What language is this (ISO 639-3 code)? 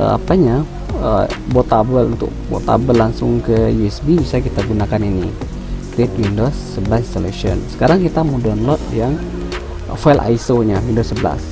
ind